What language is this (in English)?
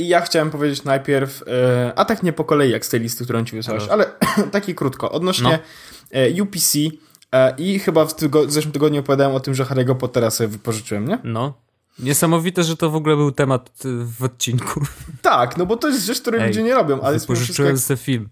Polish